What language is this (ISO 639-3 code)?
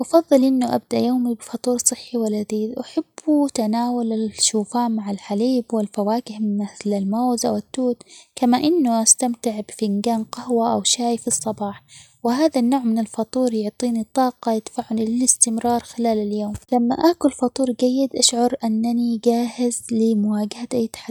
acx